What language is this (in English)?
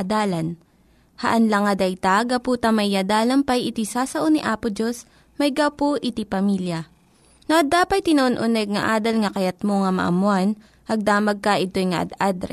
Filipino